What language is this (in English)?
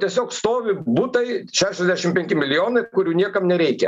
Lithuanian